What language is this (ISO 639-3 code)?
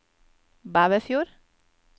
nor